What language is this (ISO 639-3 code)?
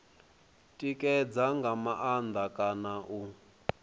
ven